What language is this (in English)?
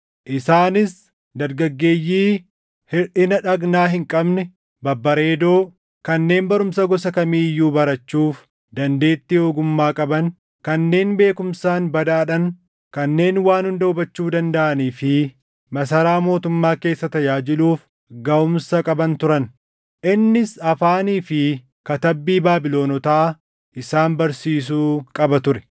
Oromo